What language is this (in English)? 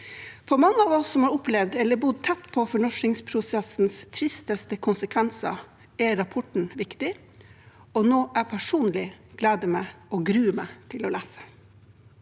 Norwegian